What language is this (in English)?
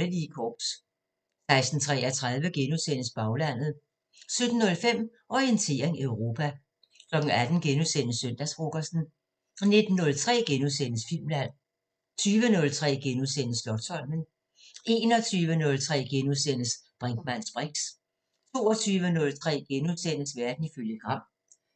Danish